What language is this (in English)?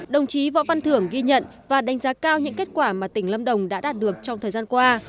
Vietnamese